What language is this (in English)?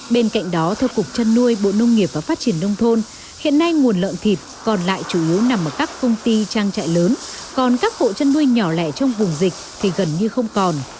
Vietnamese